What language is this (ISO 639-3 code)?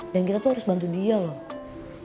ind